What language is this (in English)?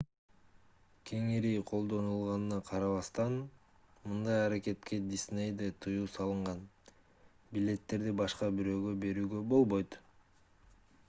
Kyrgyz